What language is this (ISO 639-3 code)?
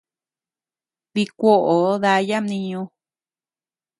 cux